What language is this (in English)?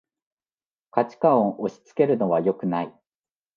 Japanese